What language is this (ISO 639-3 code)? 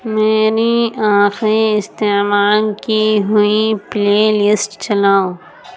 urd